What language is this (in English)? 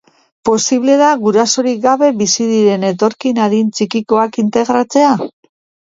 Basque